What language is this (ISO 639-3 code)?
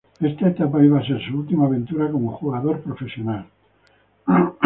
spa